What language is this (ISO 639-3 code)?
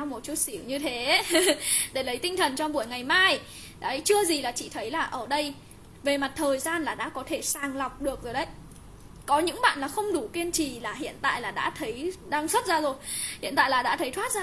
vie